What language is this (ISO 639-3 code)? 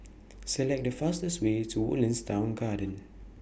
eng